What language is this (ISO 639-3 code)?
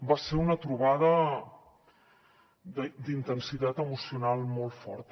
cat